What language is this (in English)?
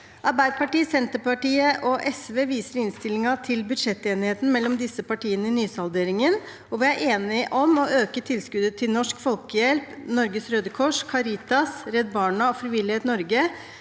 Norwegian